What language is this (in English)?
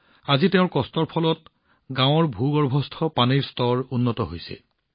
Assamese